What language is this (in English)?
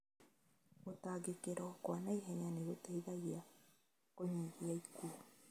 Kikuyu